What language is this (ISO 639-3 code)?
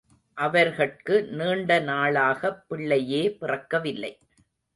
tam